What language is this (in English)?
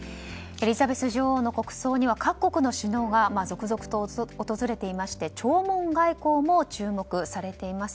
Japanese